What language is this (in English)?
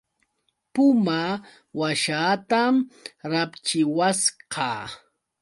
Yauyos Quechua